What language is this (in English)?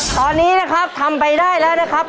Thai